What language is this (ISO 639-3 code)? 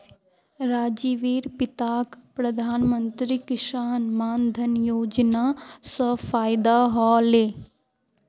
mag